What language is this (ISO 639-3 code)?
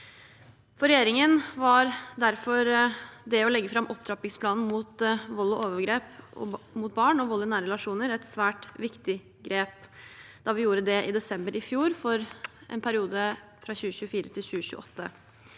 nor